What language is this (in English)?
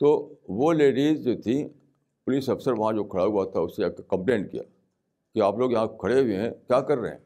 Urdu